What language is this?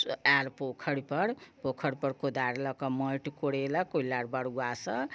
Maithili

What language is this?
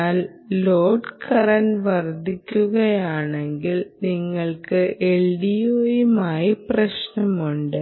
Malayalam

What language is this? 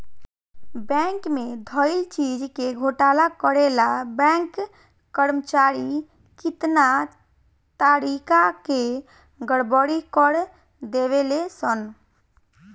Bhojpuri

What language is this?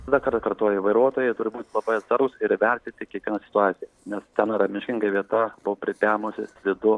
Lithuanian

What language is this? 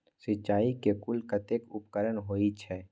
Maithili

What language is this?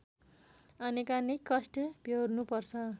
Nepali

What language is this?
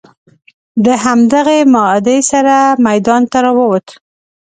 Pashto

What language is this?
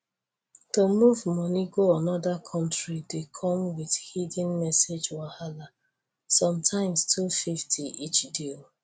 Nigerian Pidgin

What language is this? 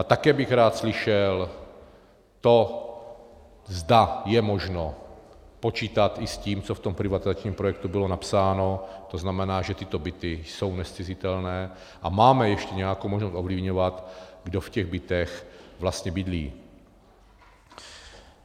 Czech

